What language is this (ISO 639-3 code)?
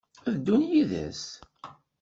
kab